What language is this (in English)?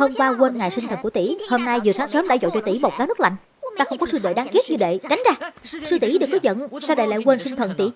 Vietnamese